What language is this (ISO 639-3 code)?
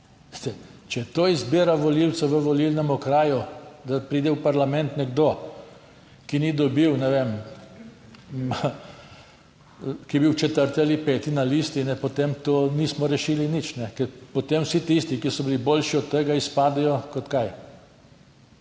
slv